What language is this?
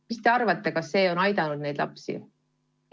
Estonian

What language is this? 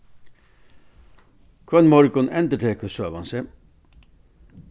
Faroese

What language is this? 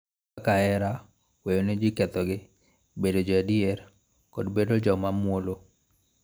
Luo (Kenya and Tanzania)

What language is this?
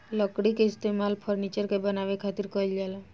Bhojpuri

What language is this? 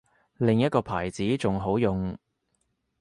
Cantonese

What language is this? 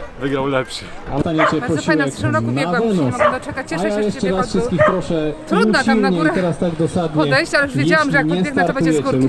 Polish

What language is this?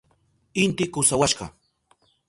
Southern Pastaza Quechua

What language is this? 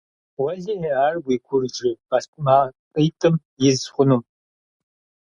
Kabardian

